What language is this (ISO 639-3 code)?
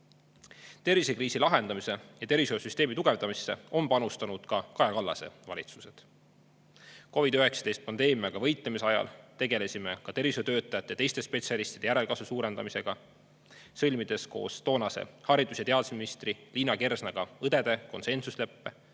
est